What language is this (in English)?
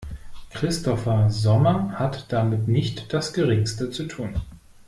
German